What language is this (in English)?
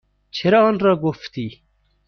Persian